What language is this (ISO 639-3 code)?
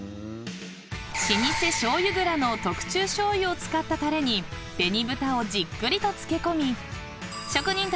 jpn